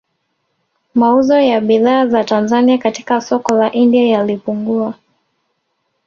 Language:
Swahili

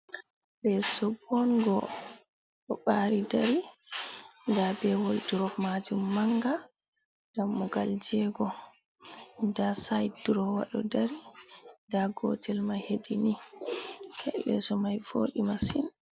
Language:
Fula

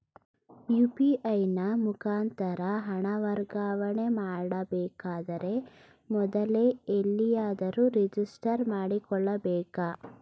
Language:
Kannada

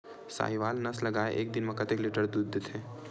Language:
Chhattisgarhi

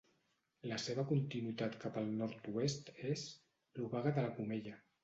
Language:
Catalan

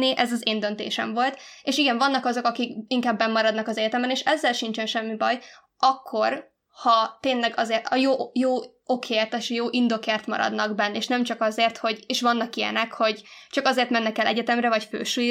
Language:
Hungarian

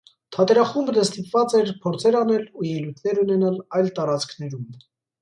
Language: Armenian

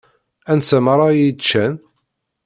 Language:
Kabyle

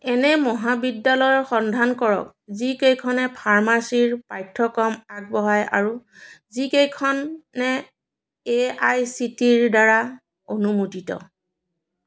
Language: Assamese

